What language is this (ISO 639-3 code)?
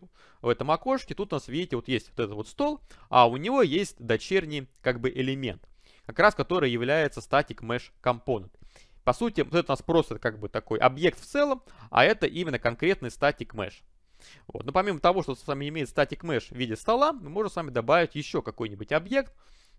rus